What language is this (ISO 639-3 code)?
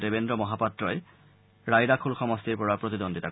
asm